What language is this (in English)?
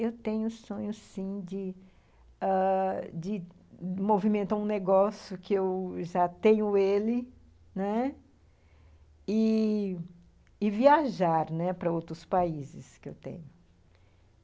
Portuguese